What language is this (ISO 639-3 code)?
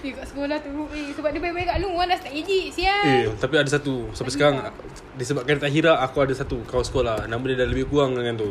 msa